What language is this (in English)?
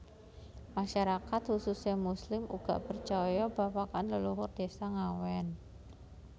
Javanese